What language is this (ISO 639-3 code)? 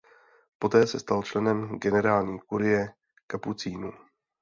ces